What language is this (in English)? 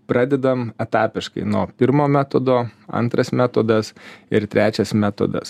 Lithuanian